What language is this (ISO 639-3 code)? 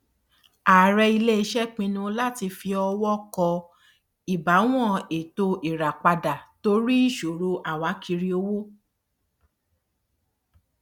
yor